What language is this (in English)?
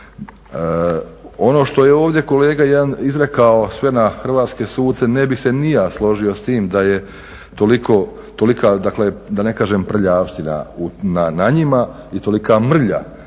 Croatian